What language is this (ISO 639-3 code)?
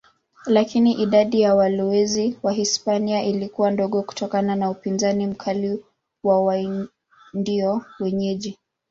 swa